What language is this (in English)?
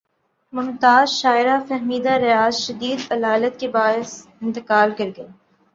Urdu